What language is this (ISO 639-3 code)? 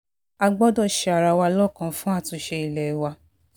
yor